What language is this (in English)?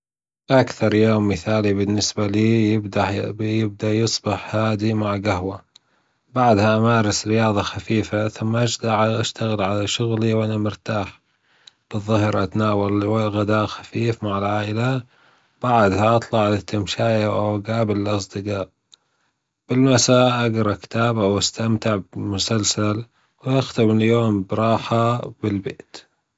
Gulf Arabic